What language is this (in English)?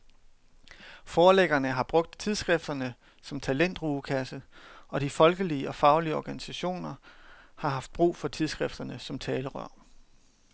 Danish